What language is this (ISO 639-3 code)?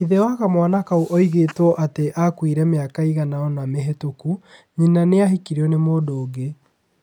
kik